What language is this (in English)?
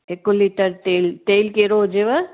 Sindhi